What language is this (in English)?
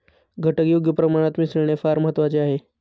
Marathi